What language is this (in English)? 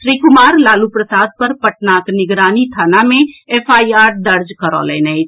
Maithili